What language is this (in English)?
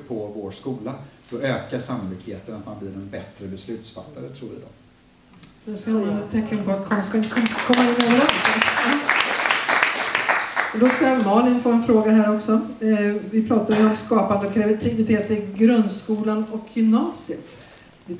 Swedish